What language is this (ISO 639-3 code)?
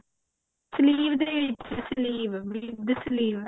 pan